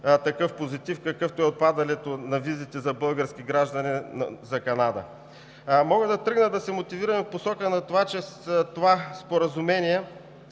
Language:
Bulgarian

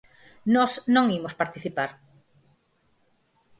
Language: Galician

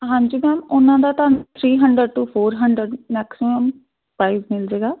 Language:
Punjabi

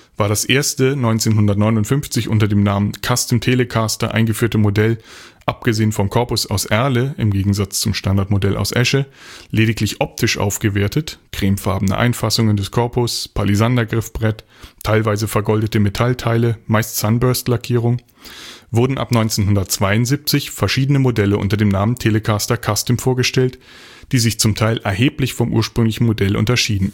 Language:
German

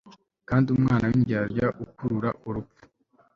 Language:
Kinyarwanda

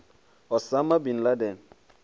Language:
Venda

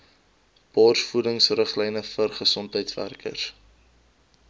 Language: Afrikaans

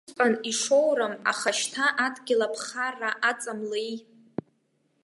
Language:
Abkhazian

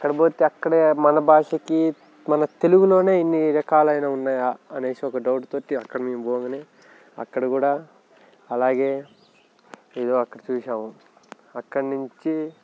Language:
Telugu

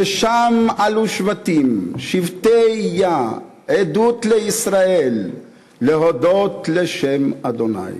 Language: Hebrew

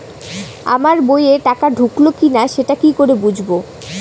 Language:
Bangla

